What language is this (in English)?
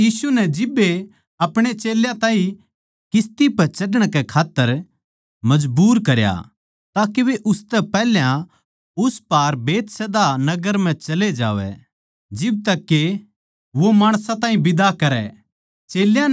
Haryanvi